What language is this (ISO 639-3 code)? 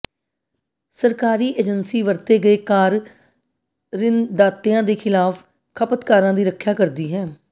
pan